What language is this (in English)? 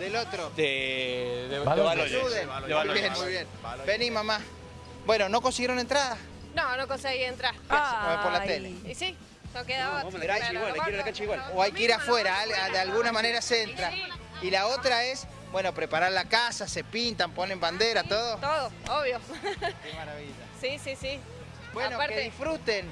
Spanish